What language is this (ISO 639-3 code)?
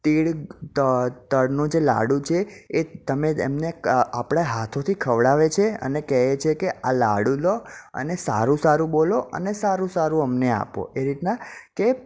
guj